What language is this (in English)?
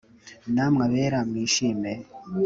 Kinyarwanda